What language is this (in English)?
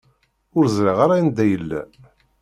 Kabyle